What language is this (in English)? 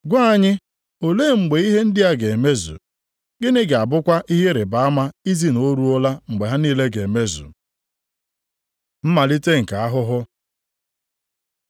Igbo